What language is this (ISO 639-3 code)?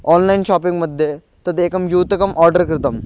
san